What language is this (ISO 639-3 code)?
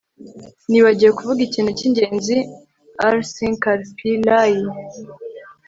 kin